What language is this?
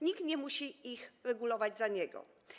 Polish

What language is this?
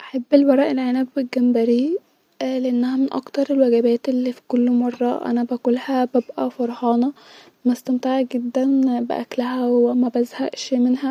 Egyptian Arabic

